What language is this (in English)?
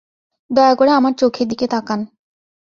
Bangla